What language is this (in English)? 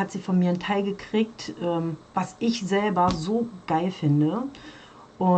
German